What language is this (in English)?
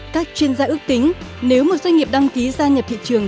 Vietnamese